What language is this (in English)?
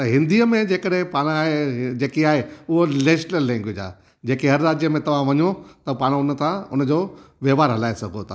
Sindhi